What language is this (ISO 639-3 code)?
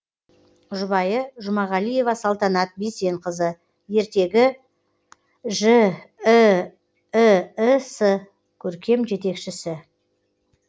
kaz